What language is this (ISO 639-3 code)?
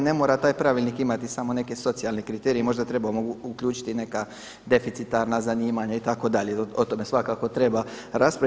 hrv